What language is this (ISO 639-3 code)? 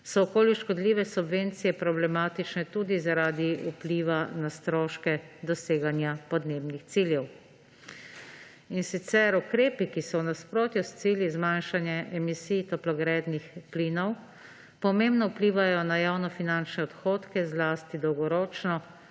slv